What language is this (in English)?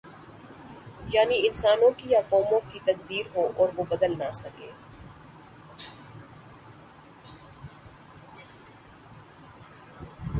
Urdu